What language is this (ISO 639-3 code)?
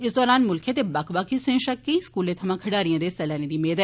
doi